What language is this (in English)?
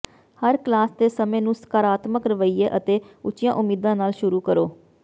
Punjabi